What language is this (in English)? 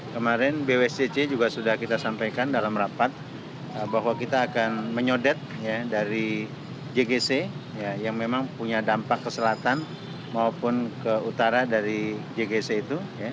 Indonesian